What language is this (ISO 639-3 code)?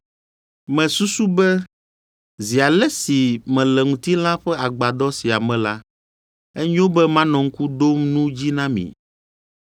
ewe